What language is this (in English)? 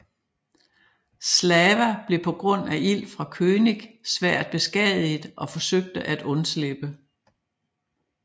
Danish